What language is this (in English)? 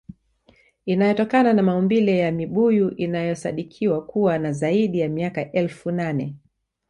Swahili